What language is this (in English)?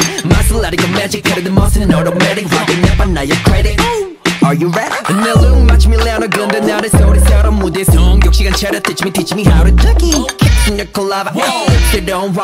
Thai